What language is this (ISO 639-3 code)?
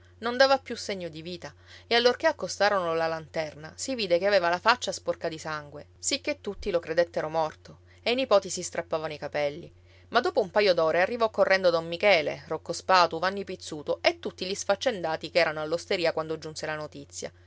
ita